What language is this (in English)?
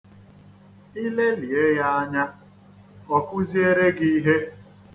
Igbo